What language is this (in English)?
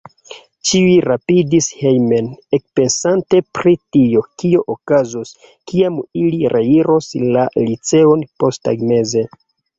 Esperanto